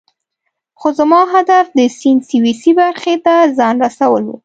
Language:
Pashto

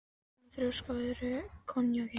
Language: Icelandic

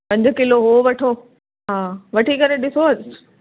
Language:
Sindhi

